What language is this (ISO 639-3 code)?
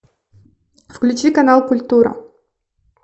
rus